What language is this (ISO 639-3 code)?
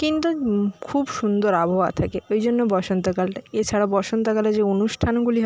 ben